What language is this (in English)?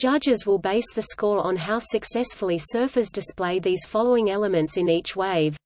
English